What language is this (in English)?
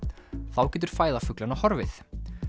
Icelandic